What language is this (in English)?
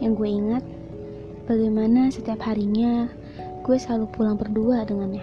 Indonesian